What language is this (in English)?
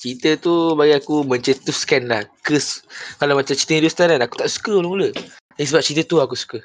Malay